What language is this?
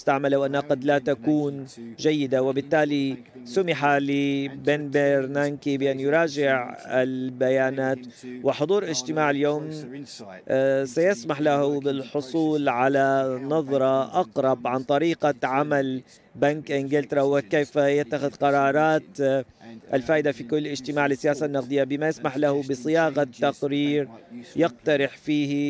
Arabic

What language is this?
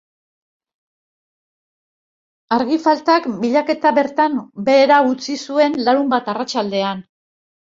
Basque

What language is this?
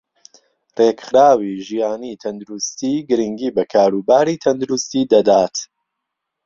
Central Kurdish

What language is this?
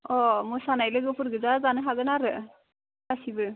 Bodo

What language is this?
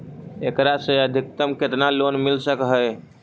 Magahi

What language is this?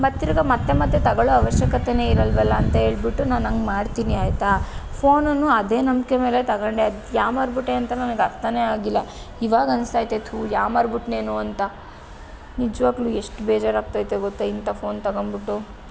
Kannada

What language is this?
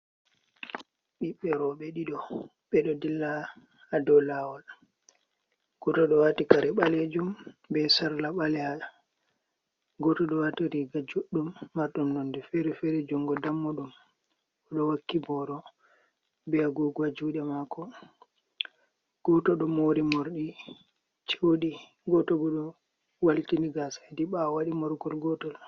Fula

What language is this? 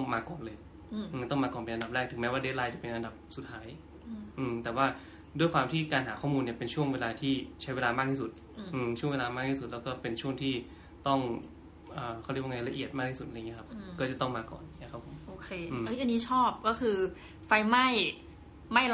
Thai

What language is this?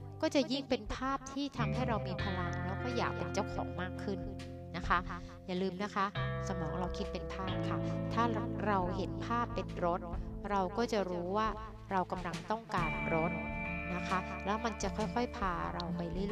Thai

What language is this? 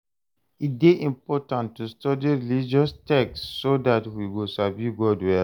Nigerian Pidgin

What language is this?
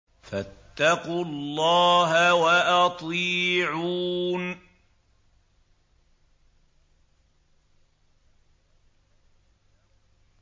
Arabic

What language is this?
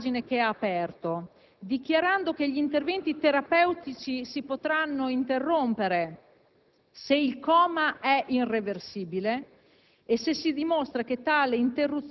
Italian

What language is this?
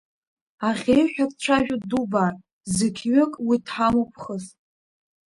Abkhazian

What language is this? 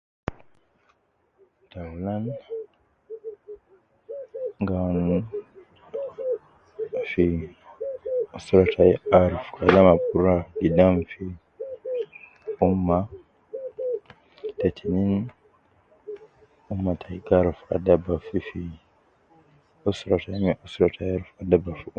Nubi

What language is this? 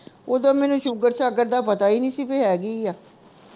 Punjabi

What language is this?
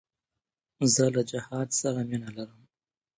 Pashto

